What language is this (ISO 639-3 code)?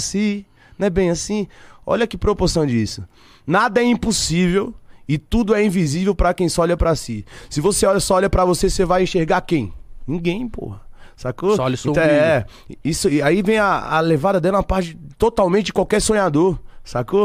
por